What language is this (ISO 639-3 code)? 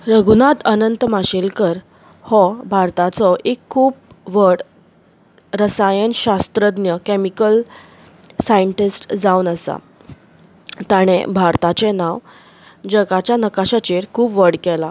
kok